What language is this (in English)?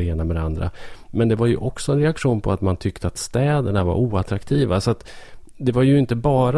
Swedish